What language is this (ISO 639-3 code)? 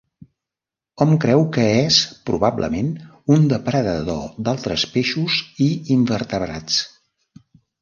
cat